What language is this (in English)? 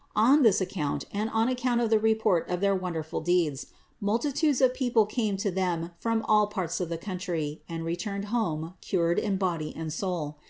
English